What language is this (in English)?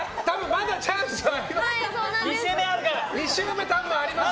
Japanese